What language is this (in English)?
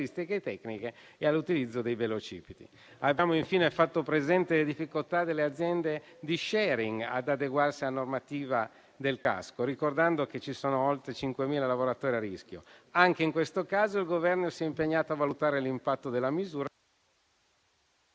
Italian